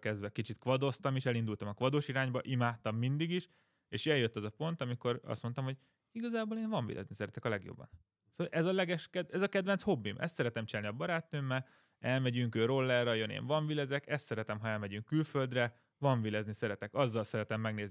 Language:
Hungarian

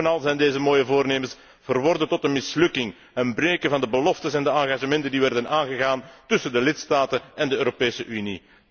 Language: Dutch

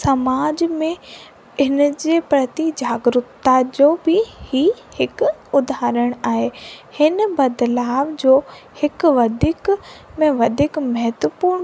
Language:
Sindhi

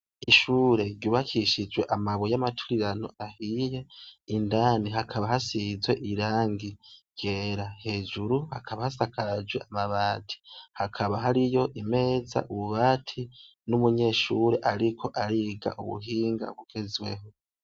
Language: Rundi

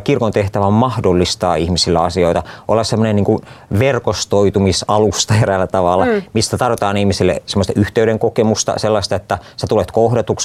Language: Finnish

